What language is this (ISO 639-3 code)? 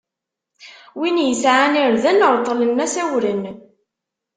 kab